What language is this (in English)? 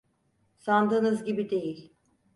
Turkish